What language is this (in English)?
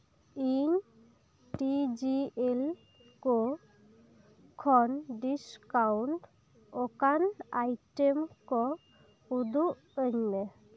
Santali